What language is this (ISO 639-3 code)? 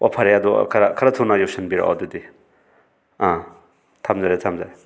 mni